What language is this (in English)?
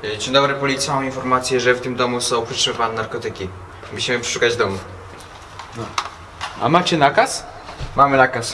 Polish